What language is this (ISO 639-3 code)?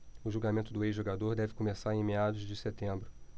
por